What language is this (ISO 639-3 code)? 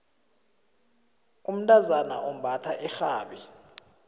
nbl